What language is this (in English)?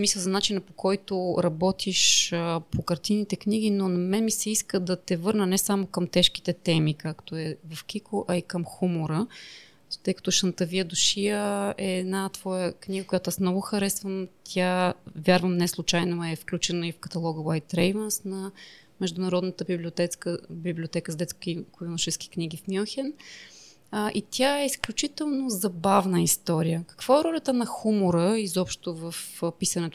Bulgarian